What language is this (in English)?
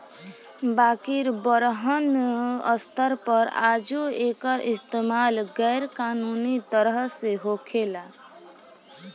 Bhojpuri